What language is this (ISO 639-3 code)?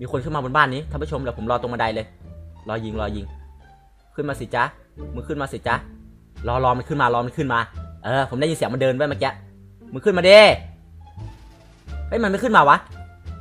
tha